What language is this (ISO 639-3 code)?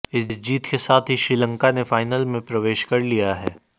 hin